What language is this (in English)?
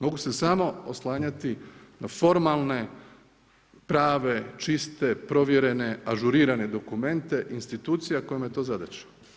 Croatian